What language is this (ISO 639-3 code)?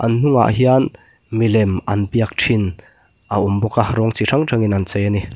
lus